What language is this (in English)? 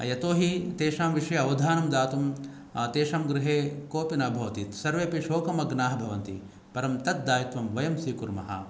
Sanskrit